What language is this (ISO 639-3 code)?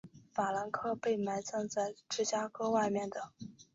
zho